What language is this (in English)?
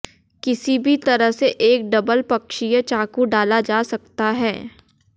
Hindi